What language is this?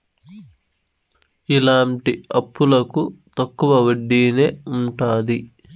Telugu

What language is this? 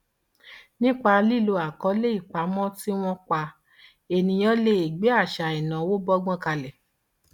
Yoruba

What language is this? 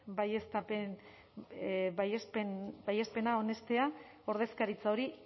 Basque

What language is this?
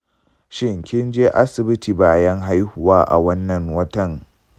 Hausa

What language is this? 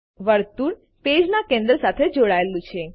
Gujarati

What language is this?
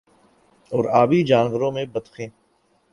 Urdu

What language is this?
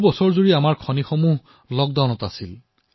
Assamese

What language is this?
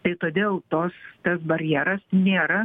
Lithuanian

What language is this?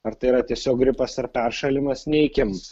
Lithuanian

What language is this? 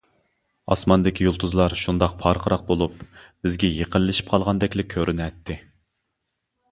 Uyghur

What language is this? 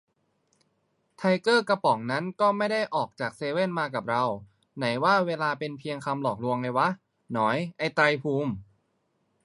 Thai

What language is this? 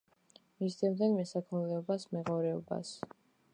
Georgian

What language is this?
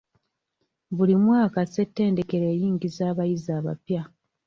Ganda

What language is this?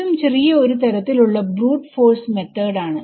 Malayalam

